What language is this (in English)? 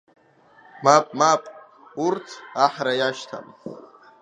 Abkhazian